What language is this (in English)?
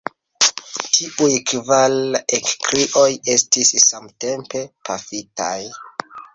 Esperanto